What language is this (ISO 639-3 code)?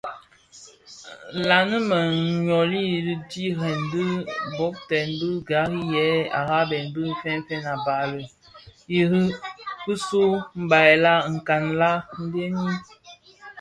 ksf